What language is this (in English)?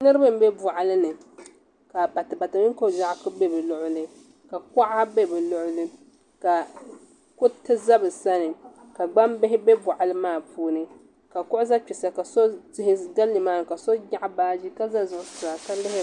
Dagbani